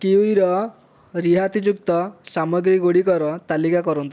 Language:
Odia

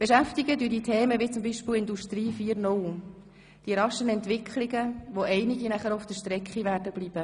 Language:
Swiss German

